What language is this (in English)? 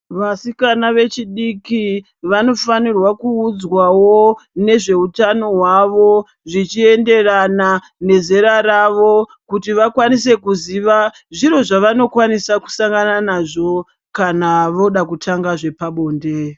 Ndau